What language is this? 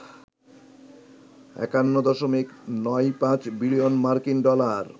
Bangla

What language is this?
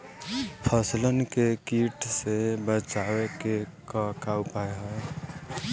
Bhojpuri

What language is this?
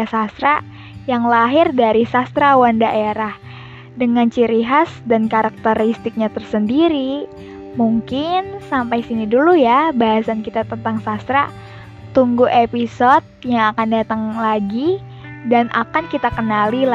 Indonesian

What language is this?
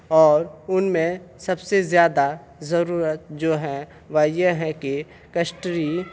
Urdu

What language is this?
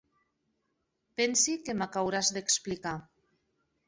Occitan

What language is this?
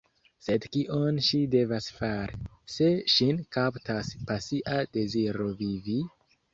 Esperanto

